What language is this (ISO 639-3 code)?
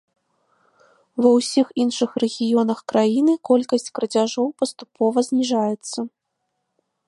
bel